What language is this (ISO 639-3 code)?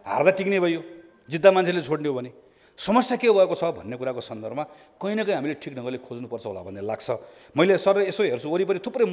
hin